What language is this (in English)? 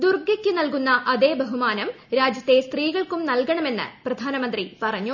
Malayalam